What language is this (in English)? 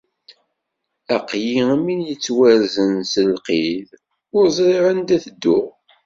Kabyle